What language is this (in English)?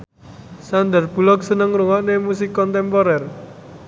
Javanese